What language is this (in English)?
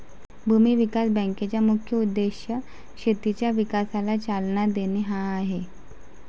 Marathi